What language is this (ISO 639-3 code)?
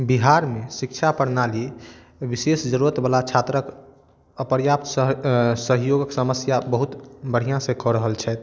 mai